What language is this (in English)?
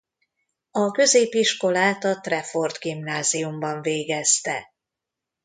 Hungarian